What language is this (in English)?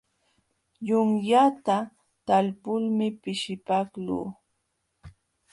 Jauja Wanca Quechua